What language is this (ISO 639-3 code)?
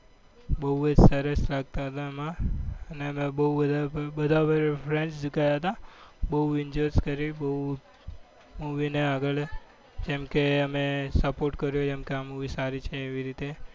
guj